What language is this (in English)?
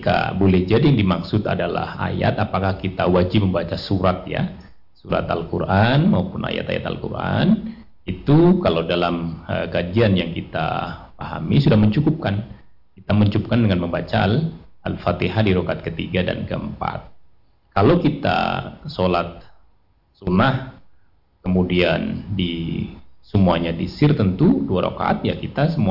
Indonesian